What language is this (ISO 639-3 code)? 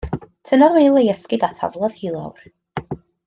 cym